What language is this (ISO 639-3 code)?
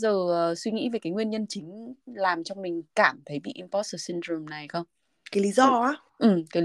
vie